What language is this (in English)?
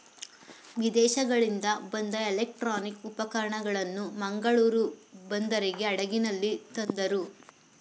Kannada